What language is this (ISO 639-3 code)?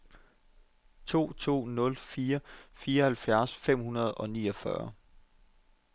dan